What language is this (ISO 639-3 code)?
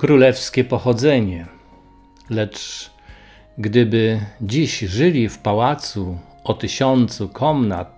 pol